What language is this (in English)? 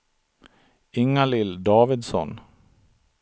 Swedish